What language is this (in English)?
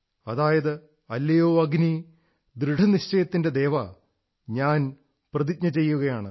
Malayalam